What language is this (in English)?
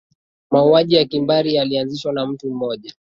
Swahili